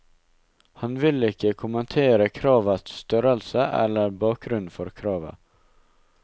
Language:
Norwegian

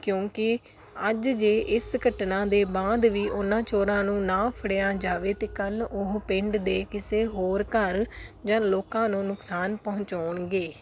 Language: Punjabi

